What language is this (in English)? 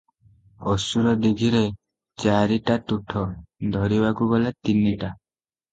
Odia